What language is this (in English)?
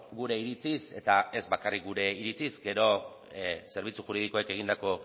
Basque